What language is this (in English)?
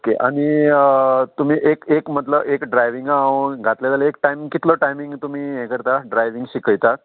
Konkani